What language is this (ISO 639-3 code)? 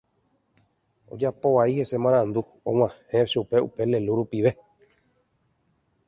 grn